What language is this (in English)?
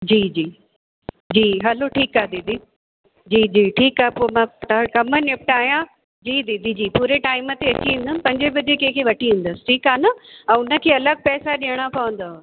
Sindhi